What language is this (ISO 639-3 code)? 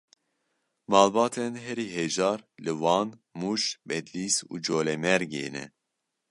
kur